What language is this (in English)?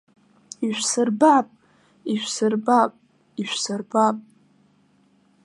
Abkhazian